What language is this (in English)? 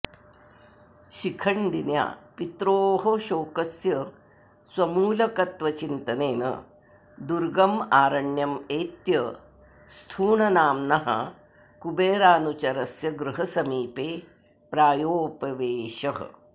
Sanskrit